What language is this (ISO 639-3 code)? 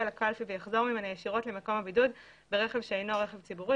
heb